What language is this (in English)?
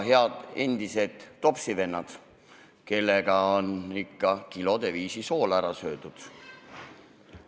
Estonian